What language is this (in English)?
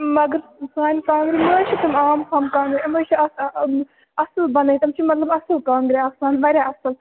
Kashmiri